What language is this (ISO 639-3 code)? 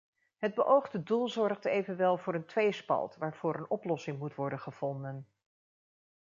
nld